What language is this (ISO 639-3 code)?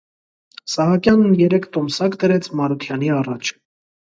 hye